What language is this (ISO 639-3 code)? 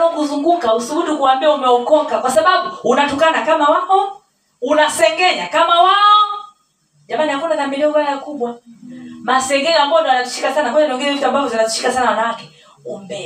swa